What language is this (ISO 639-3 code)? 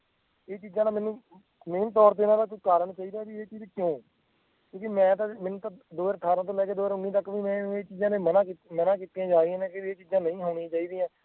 pan